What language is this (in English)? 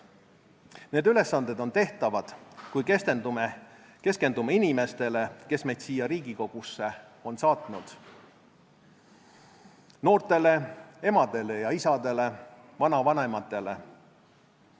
Estonian